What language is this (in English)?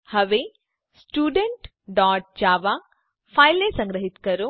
Gujarati